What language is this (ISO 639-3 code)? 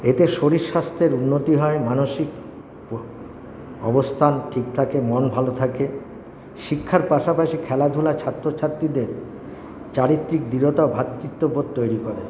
ben